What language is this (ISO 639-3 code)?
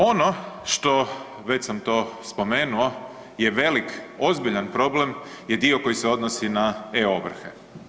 hrv